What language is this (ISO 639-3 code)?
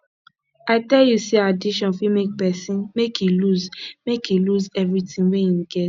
pcm